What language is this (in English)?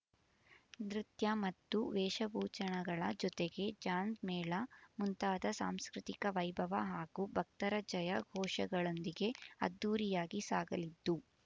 Kannada